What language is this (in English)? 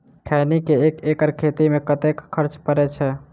Maithili